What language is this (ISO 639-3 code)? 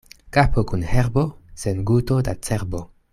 epo